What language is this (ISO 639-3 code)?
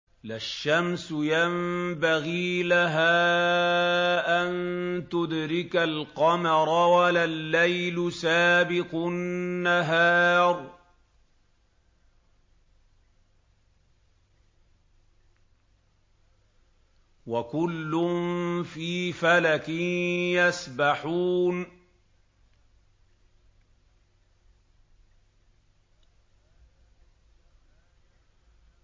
ara